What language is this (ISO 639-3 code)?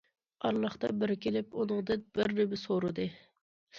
uig